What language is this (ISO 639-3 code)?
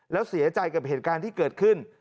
tha